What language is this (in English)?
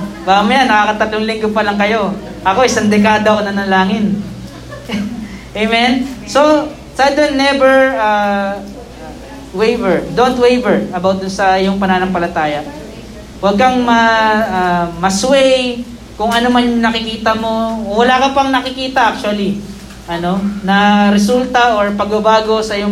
Filipino